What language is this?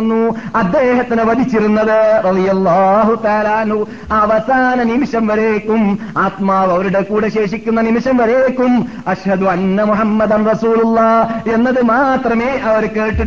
Malayalam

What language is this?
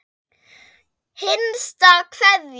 Icelandic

